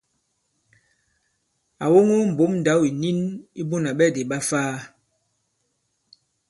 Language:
Bankon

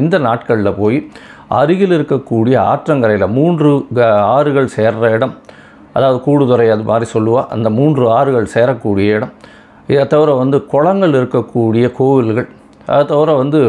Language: Tamil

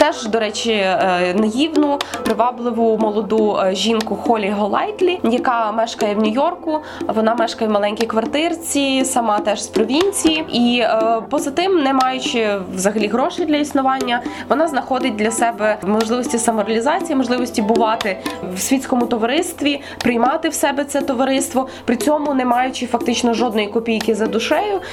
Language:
Ukrainian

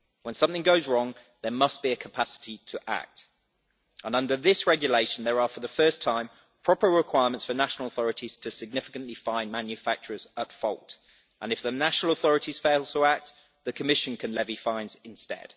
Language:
English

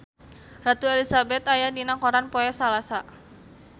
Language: Sundanese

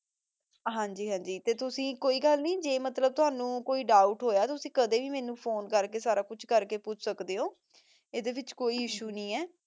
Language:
Punjabi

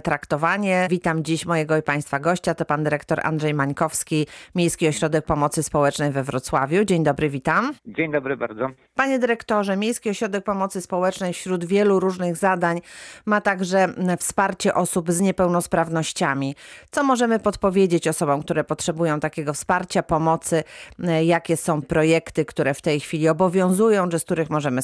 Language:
Polish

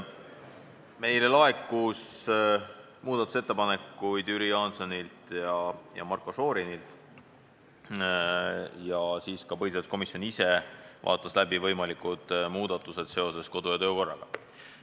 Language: Estonian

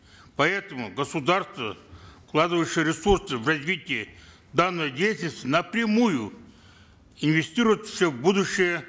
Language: Kazakh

